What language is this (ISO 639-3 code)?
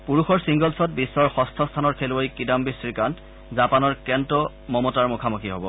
asm